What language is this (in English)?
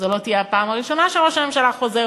Hebrew